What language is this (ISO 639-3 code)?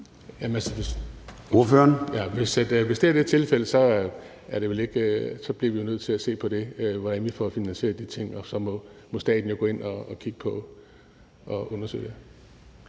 dan